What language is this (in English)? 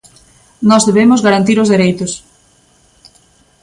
Galician